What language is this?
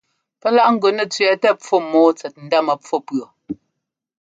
Ngomba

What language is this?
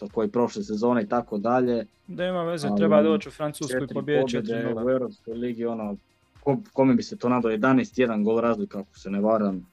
Croatian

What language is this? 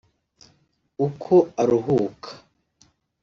Kinyarwanda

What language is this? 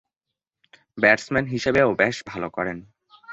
Bangla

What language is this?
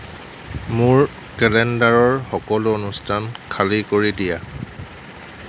Assamese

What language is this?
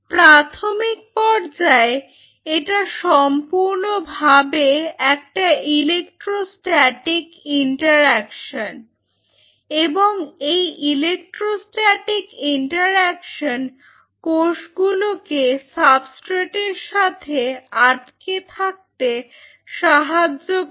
Bangla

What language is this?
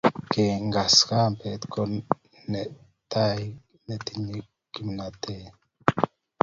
Kalenjin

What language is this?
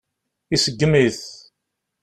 Kabyle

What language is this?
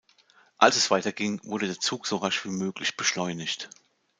German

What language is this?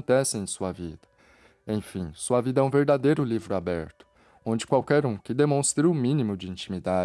Portuguese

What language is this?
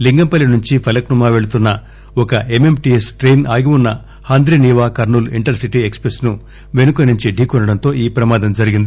Telugu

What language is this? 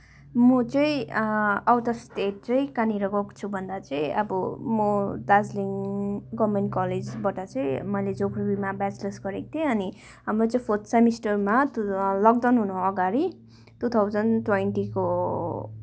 Nepali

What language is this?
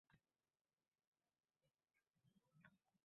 Uzbek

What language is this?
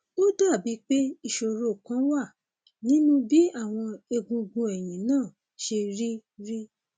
Yoruba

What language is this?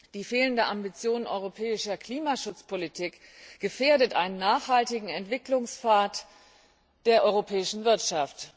German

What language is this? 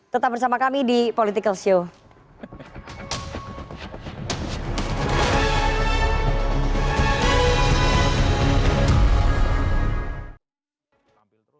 Indonesian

